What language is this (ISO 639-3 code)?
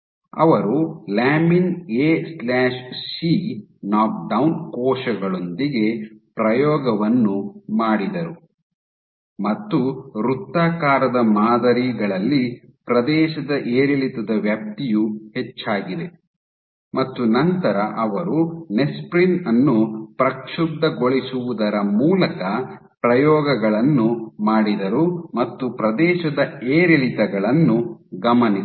kan